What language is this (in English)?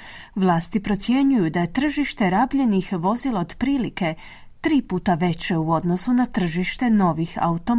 Croatian